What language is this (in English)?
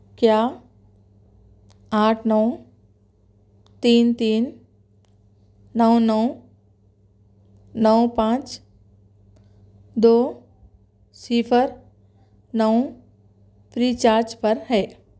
Urdu